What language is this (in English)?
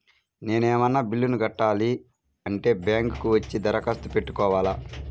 Telugu